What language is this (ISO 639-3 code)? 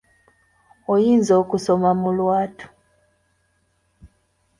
lug